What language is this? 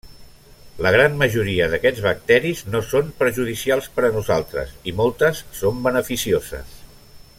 Catalan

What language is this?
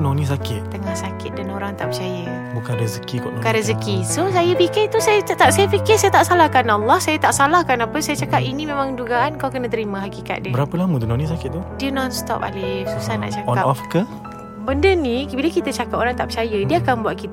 Malay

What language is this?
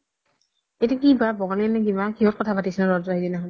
Assamese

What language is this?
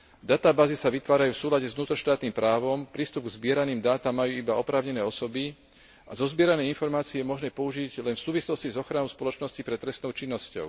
Slovak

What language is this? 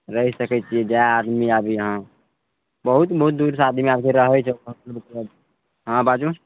Maithili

